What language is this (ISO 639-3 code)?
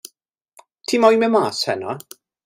cym